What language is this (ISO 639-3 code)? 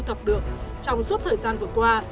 vie